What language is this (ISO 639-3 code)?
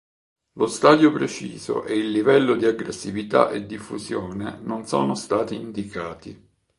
ita